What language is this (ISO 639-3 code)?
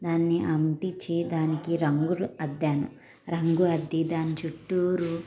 tel